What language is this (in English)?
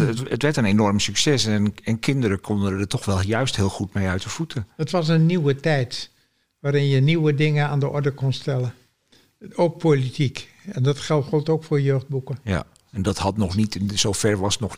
Dutch